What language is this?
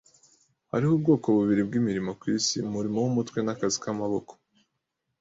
Kinyarwanda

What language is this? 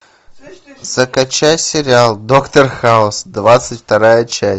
Russian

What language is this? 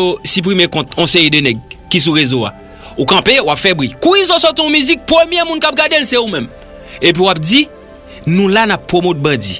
French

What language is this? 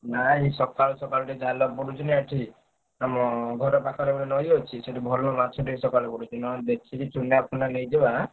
Odia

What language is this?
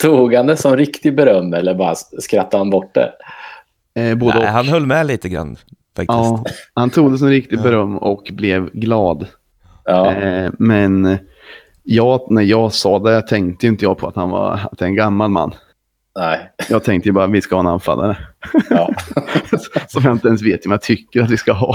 Swedish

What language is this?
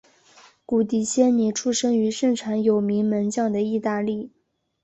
Chinese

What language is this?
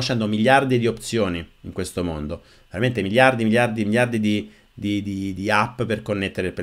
Italian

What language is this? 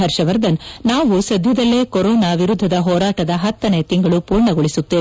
Kannada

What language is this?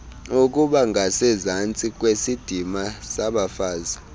Xhosa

